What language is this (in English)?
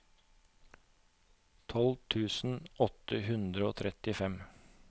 Norwegian